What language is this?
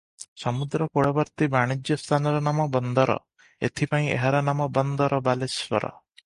Odia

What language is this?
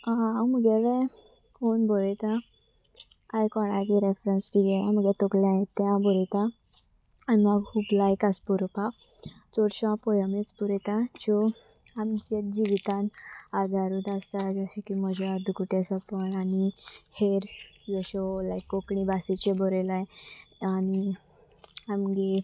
Konkani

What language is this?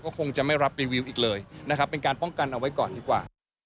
Thai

